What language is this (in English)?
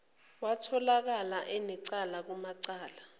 Zulu